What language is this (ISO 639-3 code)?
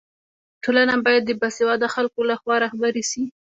pus